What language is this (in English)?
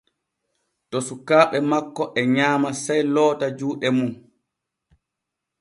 Borgu Fulfulde